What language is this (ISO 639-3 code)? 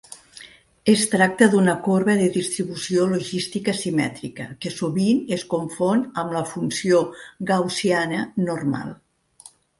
cat